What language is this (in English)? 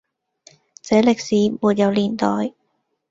Cantonese